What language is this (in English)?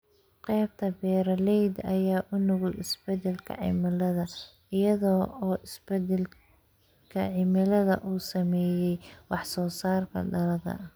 Somali